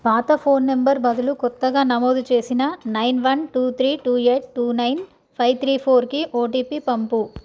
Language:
Telugu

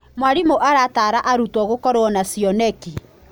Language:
Kikuyu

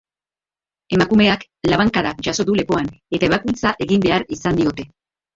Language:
Basque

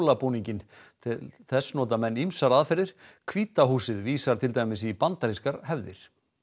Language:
Icelandic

